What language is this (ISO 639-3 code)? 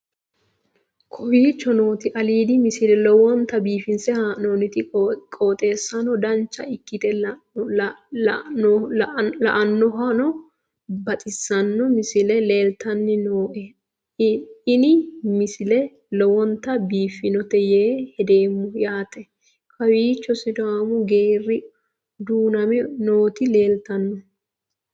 sid